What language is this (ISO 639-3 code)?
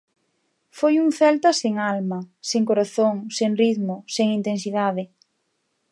glg